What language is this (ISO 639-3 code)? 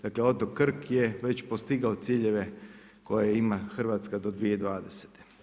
hrv